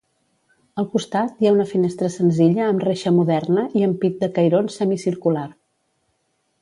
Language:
Catalan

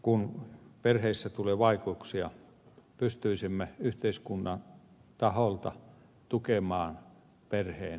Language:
Finnish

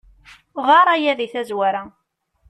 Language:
Kabyle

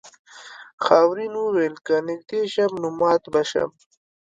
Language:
Pashto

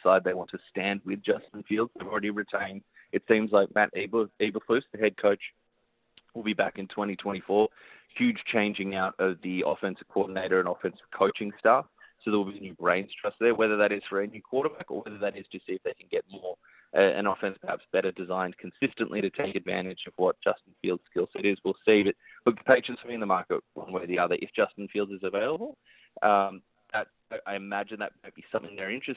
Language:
English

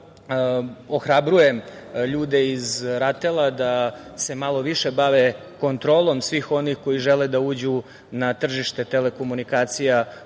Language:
Serbian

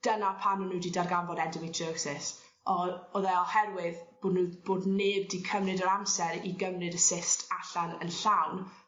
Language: Welsh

